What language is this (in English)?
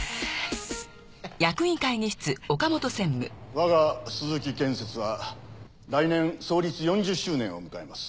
Japanese